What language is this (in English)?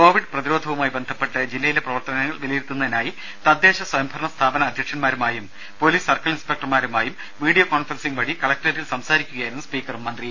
Malayalam